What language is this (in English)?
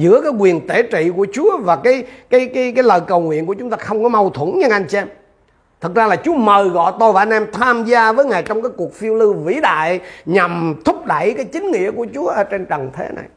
Vietnamese